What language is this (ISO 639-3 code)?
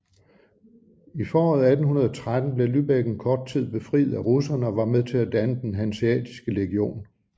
dan